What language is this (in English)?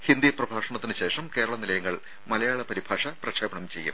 Malayalam